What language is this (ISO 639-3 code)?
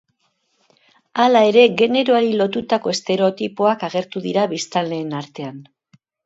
eus